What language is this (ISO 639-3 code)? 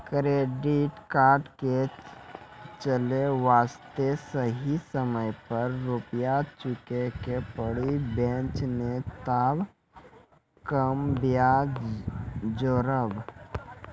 mai